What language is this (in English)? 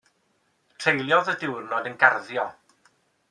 Welsh